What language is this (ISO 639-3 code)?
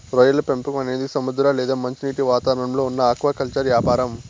tel